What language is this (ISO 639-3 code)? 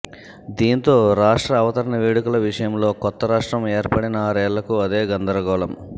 tel